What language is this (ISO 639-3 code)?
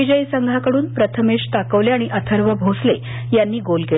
mar